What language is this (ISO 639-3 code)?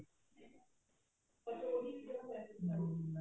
pan